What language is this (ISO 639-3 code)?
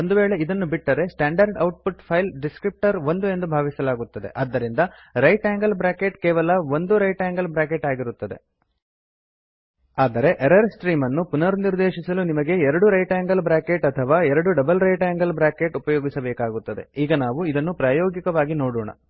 kan